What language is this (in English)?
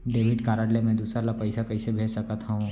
Chhattisgarhi